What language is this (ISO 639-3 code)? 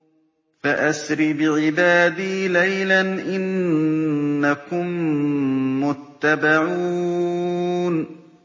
ara